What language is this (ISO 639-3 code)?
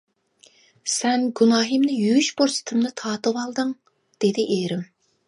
uig